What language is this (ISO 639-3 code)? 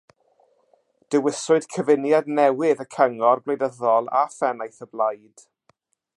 cym